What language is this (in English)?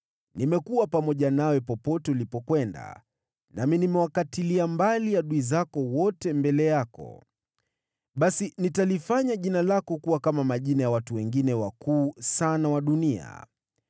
Swahili